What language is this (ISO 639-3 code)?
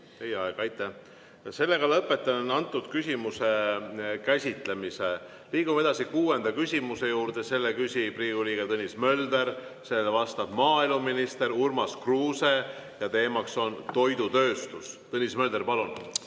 est